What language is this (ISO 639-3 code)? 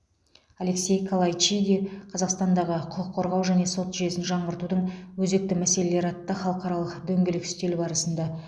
kaz